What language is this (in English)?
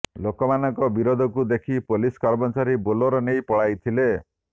Odia